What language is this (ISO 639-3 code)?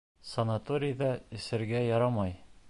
bak